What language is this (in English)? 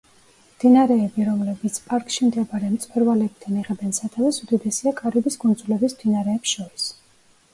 Georgian